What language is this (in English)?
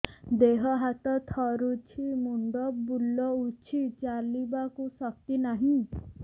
Odia